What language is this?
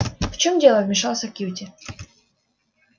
Russian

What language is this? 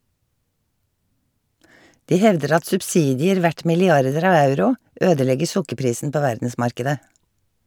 Norwegian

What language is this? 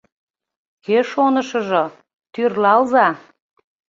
Mari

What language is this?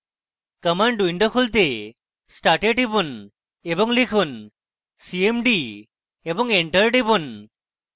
Bangla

